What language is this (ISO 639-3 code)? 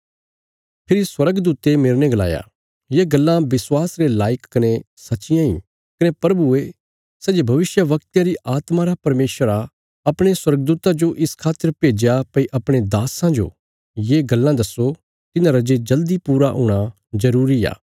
kfs